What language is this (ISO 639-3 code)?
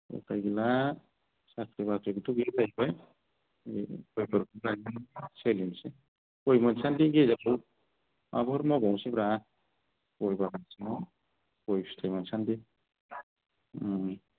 brx